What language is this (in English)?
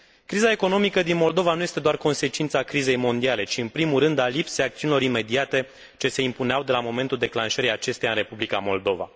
Romanian